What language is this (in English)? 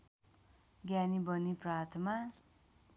Nepali